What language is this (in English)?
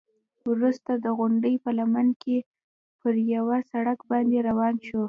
Pashto